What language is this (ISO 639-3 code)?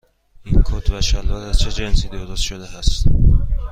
fas